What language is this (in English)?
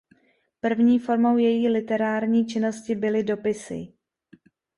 Czech